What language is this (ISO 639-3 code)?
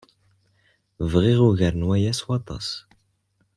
kab